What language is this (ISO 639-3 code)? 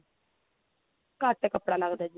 pan